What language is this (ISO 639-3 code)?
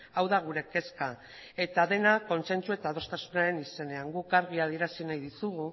eus